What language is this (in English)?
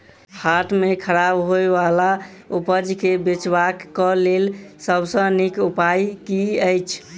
Maithili